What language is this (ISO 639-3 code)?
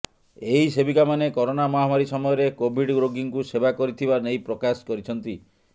ori